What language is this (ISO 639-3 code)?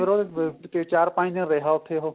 pan